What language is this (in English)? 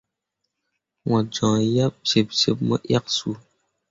Mundang